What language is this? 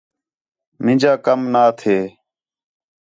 Khetrani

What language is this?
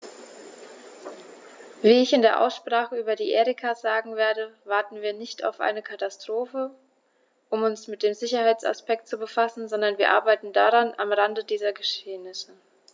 German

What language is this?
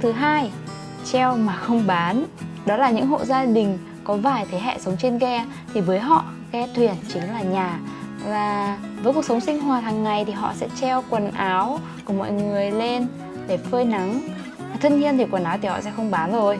Vietnamese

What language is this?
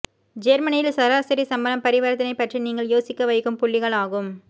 Tamil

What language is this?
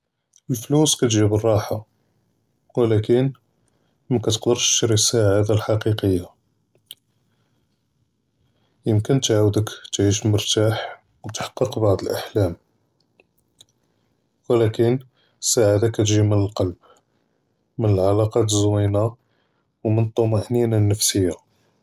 Judeo-Arabic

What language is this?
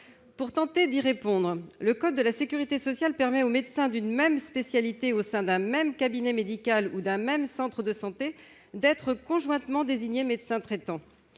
French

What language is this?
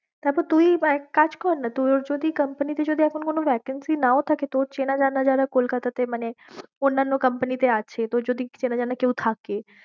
Bangla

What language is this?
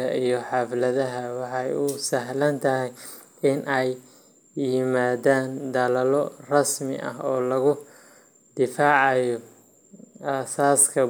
Somali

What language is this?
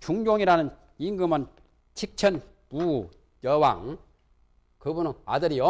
Korean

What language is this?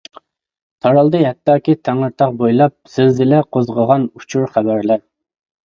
Uyghur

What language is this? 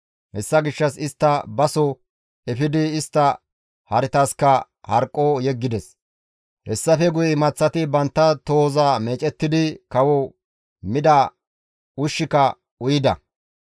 Gamo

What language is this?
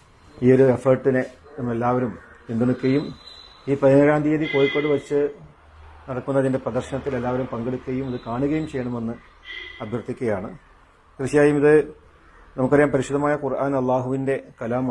Tamil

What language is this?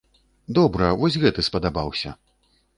Belarusian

